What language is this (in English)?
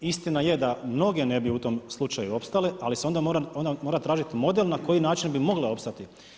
Croatian